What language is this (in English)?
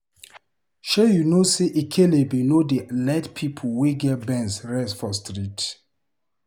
Nigerian Pidgin